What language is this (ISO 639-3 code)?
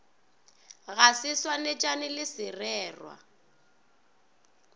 nso